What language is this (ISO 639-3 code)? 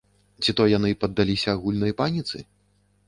bel